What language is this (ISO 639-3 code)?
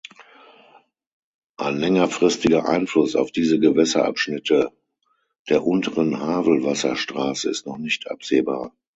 deu